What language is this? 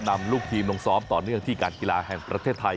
Thai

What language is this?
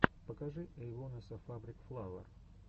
Russian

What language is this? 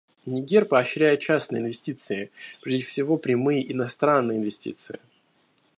Russian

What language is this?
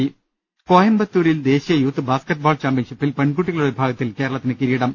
Malayalam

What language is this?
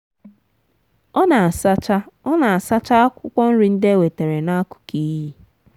Igbo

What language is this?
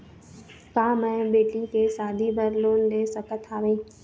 Chhattisgarhi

